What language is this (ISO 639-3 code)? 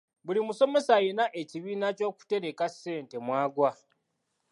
lug